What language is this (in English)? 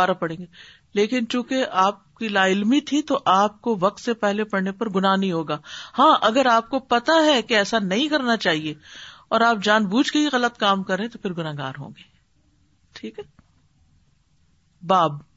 Urdu